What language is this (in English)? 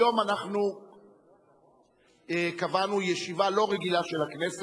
Hebrew